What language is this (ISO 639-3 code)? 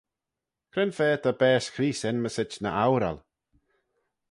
glv